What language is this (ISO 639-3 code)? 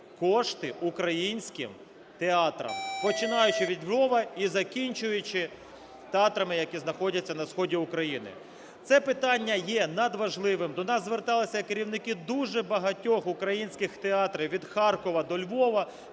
ukr